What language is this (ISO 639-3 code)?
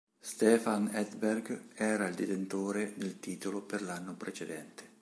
ita